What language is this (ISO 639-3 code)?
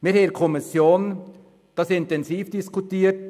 gsw